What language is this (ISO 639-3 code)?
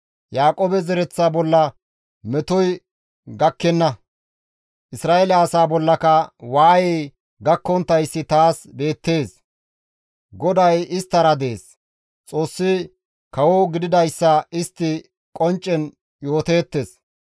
gmv